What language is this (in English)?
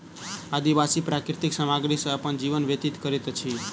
Maithili